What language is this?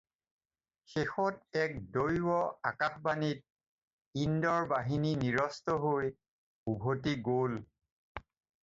Assamese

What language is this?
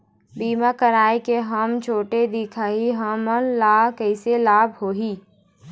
Chhattisgarhi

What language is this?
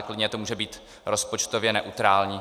Czech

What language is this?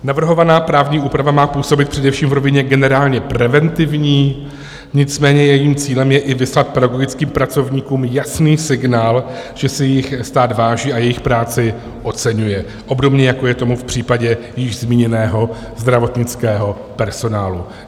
Czech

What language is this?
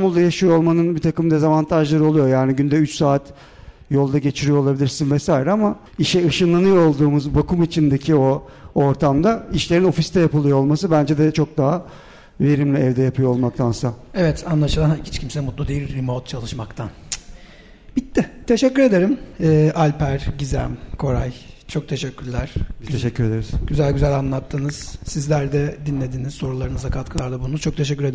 Turkish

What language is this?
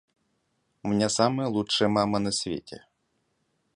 Russian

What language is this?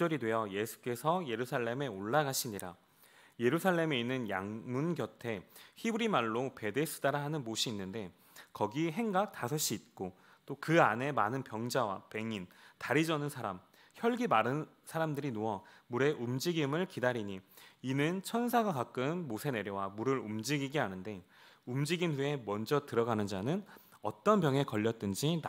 Korean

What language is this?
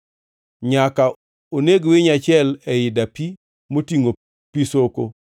Luo (Kenya and Tanzania)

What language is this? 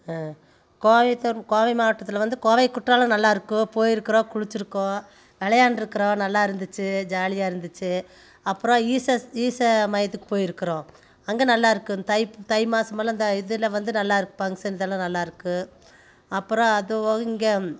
Tamil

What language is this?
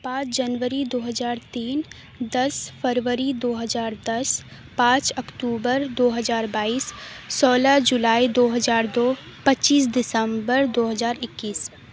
Urdu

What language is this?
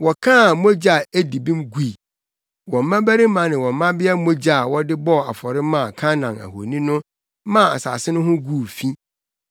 Akan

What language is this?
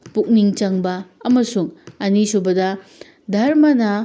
Manipuri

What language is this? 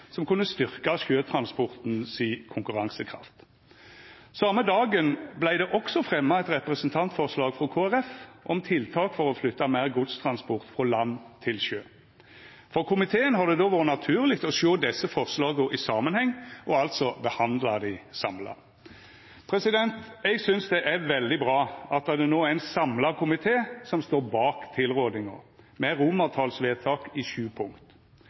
Norwegian Nynorsk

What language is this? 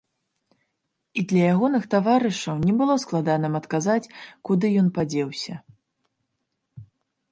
Belarusian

